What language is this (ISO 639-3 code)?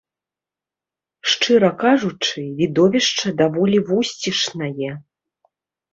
bel